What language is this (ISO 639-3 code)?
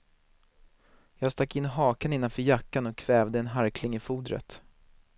swe